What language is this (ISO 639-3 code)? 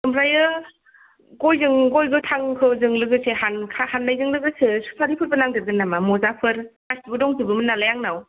brx